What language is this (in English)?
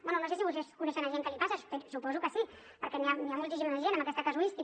Catalan